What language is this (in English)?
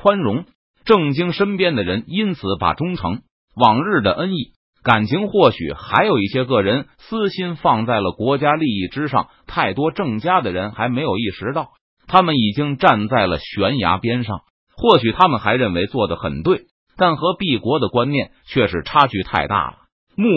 Chinese